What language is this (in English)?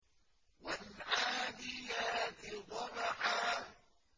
Arabic